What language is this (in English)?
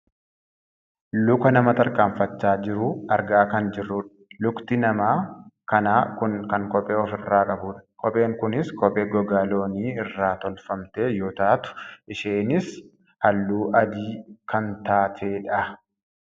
Oromo